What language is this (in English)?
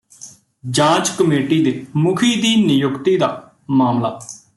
Punjabi